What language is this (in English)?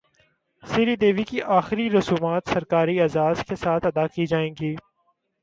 Urdu